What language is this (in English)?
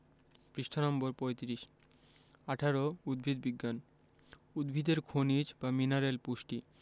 Bangla